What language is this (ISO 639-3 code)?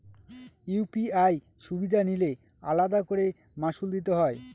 ben